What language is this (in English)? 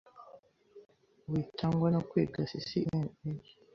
Kinyarwanda